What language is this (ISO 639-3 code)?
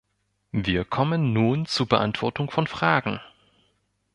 deu